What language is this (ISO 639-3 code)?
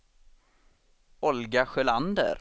swe